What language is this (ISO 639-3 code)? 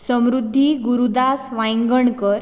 kok